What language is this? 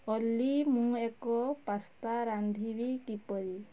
Odia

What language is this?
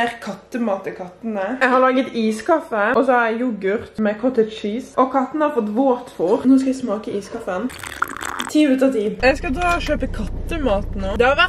Norwegian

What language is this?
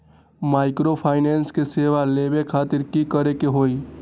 Magahi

